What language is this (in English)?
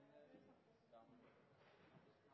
Norwegian Bokmål